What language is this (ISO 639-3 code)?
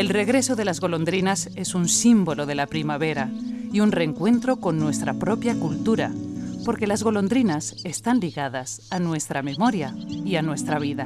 spa